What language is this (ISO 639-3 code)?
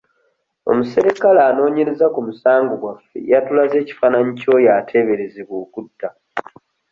lug